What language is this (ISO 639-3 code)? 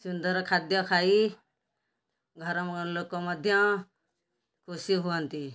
ori